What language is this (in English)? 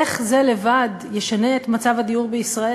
Hebrew